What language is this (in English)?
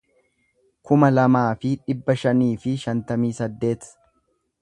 Oromo